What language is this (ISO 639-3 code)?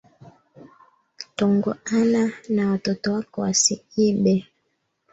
swa